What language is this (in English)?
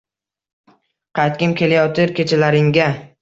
Uzbek